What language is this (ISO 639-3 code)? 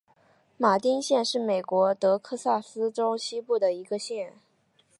zho